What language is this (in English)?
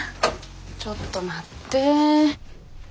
Japanese